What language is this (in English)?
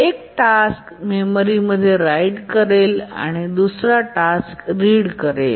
Marathi